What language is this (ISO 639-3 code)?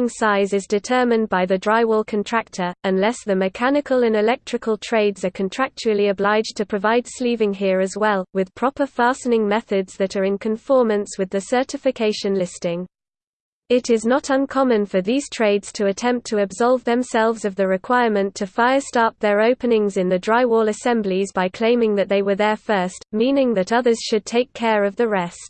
eng